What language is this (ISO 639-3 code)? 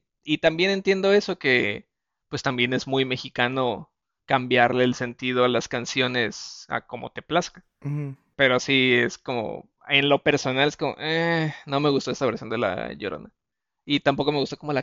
spa